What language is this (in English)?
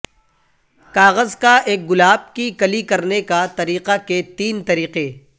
Urdu